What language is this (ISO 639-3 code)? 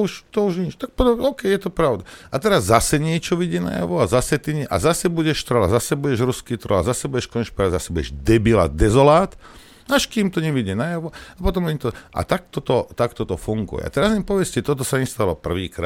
slk